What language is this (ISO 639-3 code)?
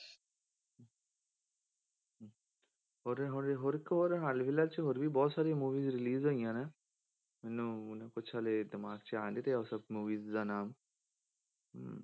pan